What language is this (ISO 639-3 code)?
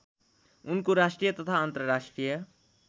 nep